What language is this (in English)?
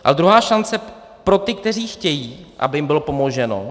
Czech